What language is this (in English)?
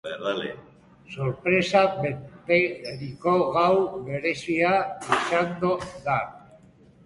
Basque